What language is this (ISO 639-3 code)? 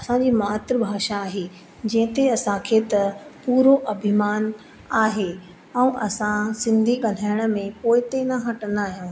snd